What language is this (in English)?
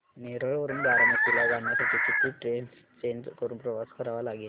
Marathi